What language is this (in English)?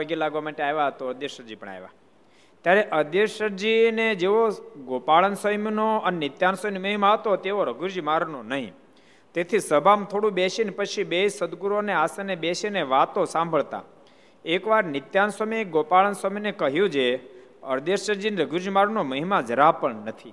Gujarati